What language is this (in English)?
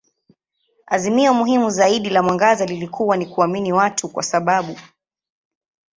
Swahili